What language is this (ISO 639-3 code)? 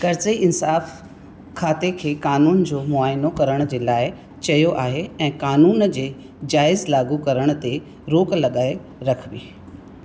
snd